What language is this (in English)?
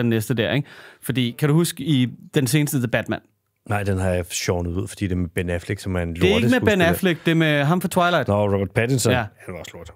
Danish